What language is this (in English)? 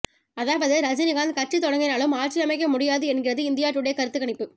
Tamil